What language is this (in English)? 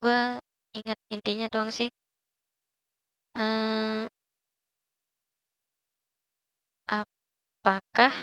Indonesian